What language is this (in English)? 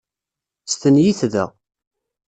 Kabyle